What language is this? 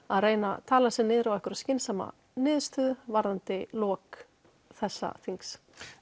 Icelandic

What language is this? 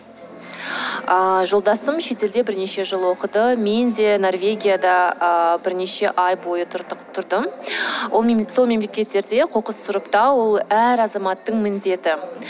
Kazakh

